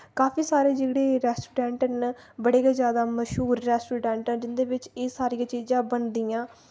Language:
Dogri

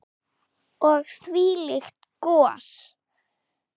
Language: Icelandic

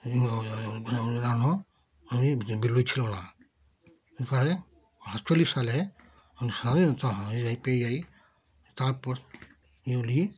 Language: Bangla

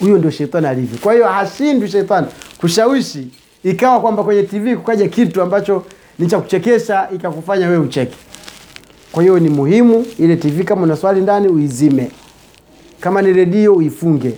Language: Swahili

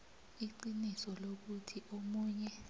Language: South Ndebele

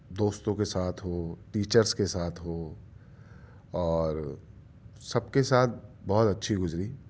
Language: Urdu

